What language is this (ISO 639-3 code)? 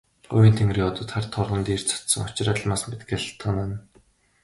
mon